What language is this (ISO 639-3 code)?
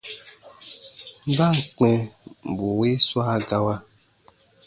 bba